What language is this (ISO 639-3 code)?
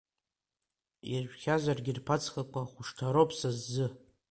abk